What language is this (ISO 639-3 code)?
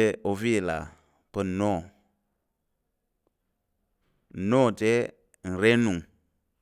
yer